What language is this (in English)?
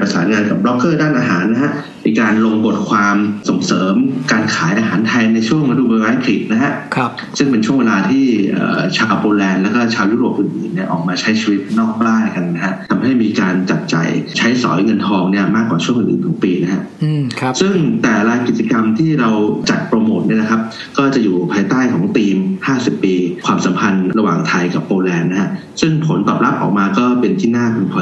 Thai